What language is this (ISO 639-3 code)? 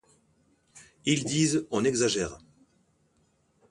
fra